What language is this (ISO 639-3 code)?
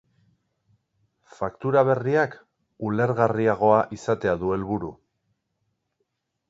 eus